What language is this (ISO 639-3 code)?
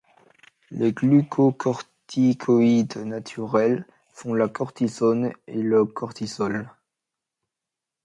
fra